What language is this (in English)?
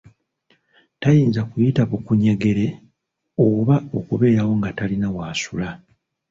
Ganda